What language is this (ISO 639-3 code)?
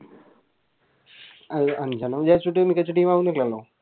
mal